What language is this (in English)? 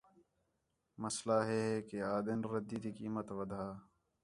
Khetrani